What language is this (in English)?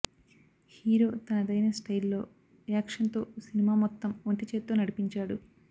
Telugu